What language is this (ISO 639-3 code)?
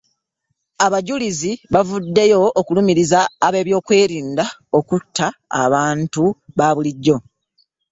lug